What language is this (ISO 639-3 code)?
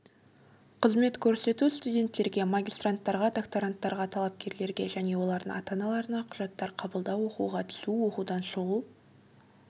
kaz